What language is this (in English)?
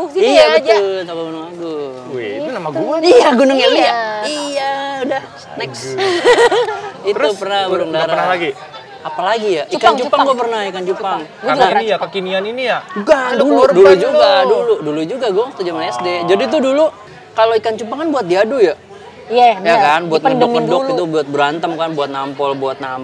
Indonesian